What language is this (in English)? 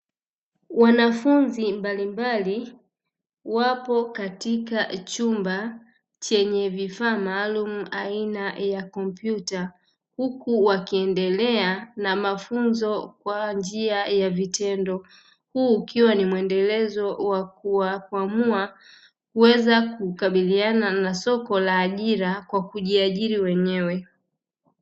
Swahili